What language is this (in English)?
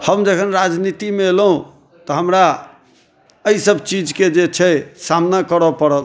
Maithili